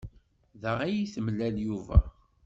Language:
Kabyle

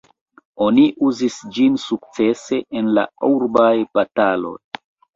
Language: Esperanto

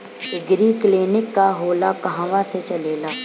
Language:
Bhojpuri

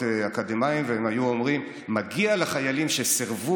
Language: Hebrew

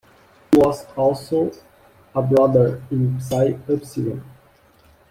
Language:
English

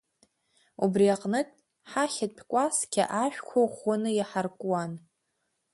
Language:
Abkhazian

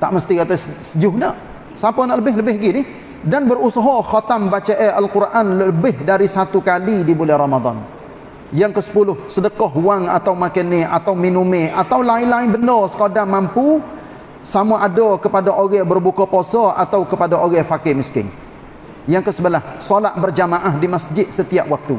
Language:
Malay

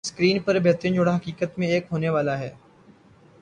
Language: Urdu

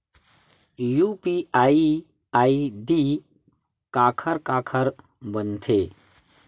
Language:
Chhattisgarhi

